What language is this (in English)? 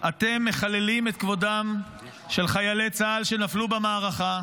Hebrew